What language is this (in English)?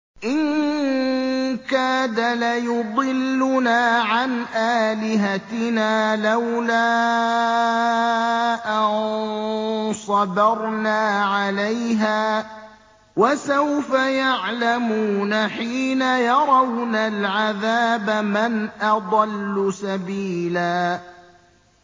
Arabic